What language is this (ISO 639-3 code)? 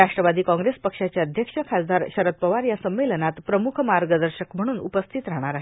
mar